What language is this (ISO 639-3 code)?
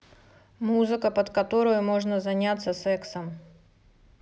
rus